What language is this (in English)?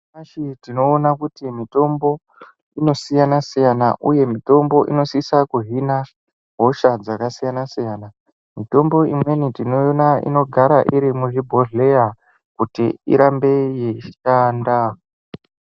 Ndau